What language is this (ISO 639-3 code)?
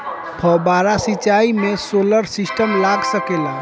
bho